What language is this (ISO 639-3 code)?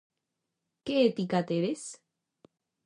glg